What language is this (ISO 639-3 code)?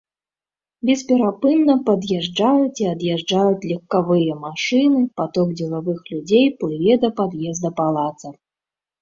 bel